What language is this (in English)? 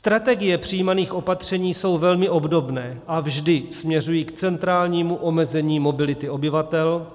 Czech